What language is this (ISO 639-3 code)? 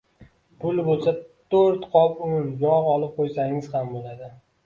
uzb